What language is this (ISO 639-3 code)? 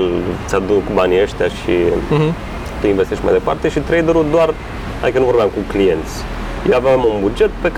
ron